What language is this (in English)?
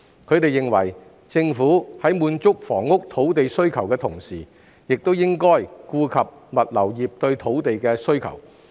Cantonese